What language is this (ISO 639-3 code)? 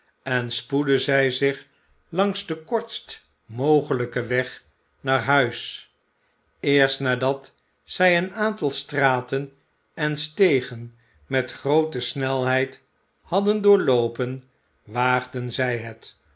nld